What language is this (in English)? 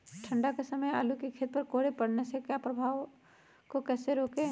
Magahi